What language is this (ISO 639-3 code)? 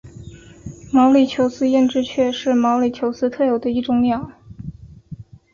zho